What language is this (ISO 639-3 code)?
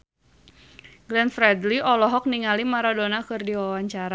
sun